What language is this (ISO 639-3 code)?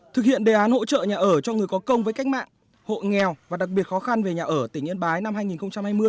vie